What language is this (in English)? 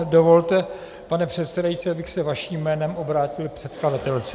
Czech